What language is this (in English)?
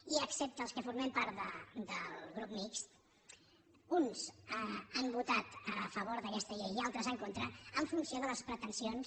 Catalan